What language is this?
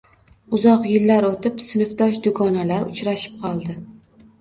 Uzbek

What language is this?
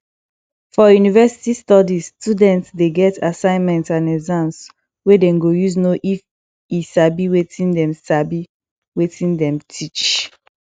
Nigerian Pidgin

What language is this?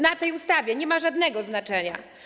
Polish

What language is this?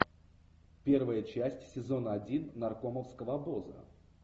Russian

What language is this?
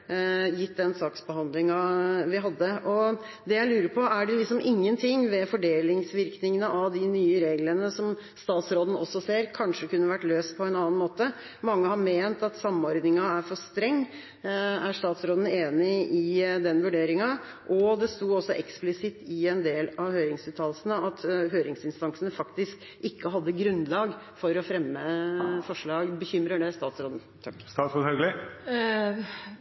Norwegian Bokmål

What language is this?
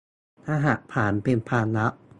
Thai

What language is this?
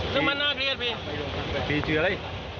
Thai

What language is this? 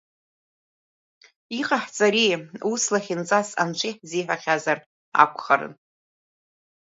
Abkhazian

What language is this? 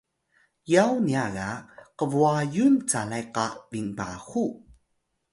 Atayal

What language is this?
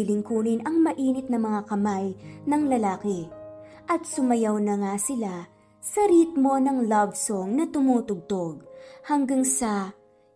Filipino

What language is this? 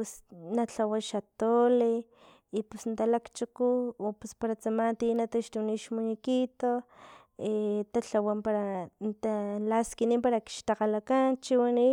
Filomena Mata-Coahuitlán Totonac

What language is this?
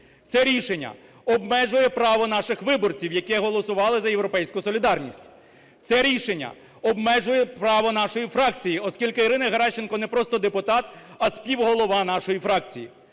Ukrainian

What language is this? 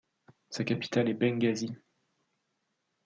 French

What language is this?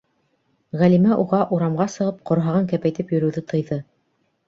Bashkir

